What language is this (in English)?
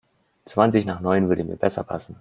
German